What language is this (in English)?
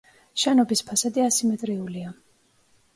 Georgian